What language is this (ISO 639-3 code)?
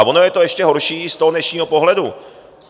ces